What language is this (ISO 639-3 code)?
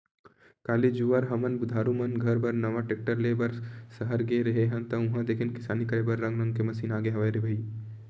hne